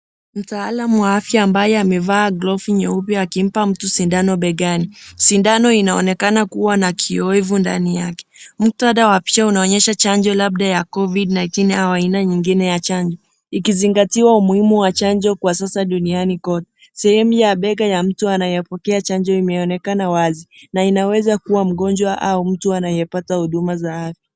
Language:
Swahili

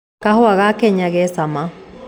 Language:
Kikuyu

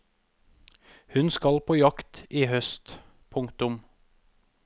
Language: Norwegian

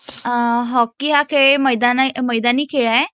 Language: Marathi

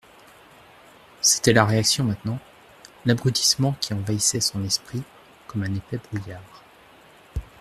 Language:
French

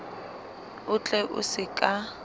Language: Southern Sotho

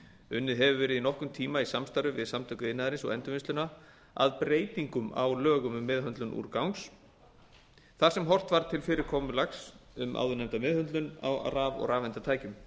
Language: Icelandic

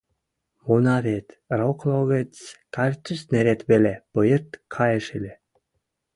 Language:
Western Mari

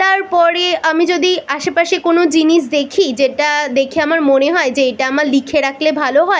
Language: Bangla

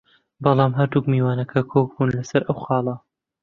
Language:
Central Kurdish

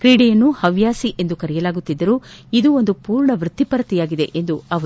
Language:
Kannada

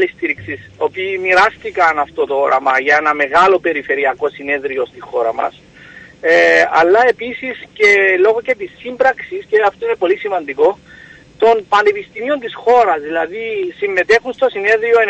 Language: Greek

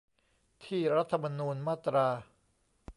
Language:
Thai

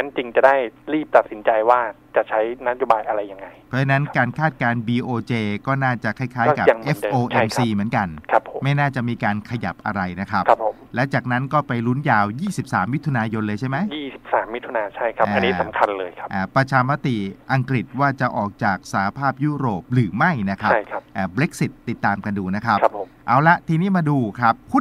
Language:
Thai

